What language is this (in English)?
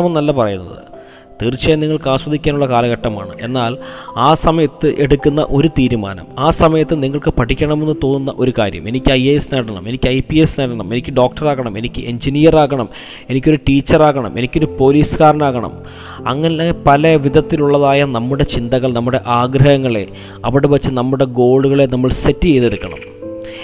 Malayalam